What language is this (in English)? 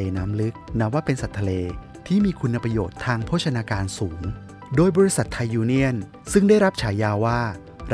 Thai